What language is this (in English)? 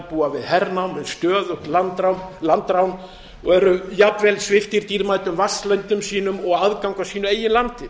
Icelandic